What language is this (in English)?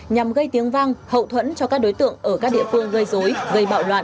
Vietnamese